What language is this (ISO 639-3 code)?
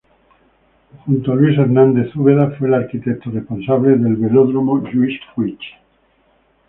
spa